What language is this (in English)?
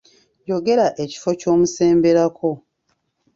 Ganda